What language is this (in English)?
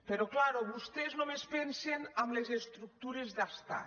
Catalan